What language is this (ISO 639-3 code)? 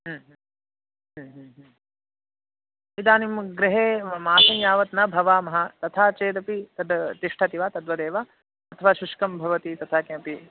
san